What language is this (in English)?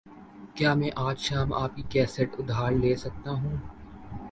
Urdu